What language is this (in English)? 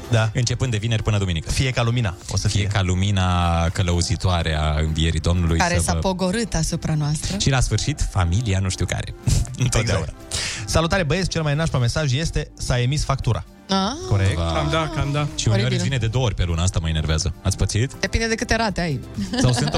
Romanian